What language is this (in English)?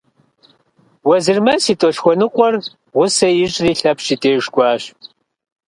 Kabardian